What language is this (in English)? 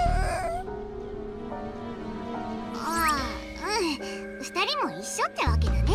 Japanese